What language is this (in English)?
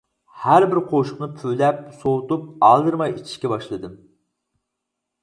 Uyghur